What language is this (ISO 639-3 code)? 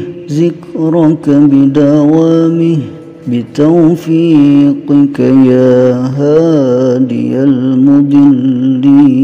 ara